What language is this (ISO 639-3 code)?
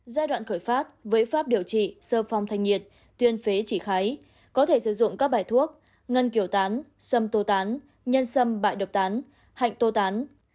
vie